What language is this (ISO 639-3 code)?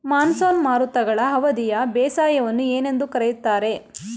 kan